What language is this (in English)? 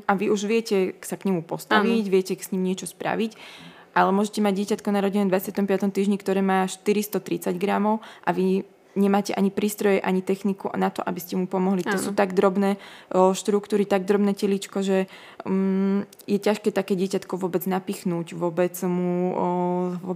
Slovak